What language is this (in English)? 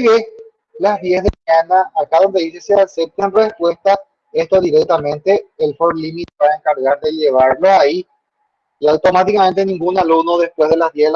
Spanish